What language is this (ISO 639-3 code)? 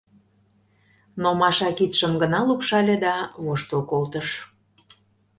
chm